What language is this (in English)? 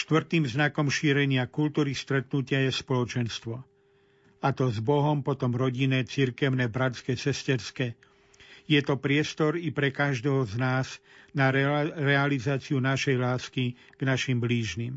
Slovak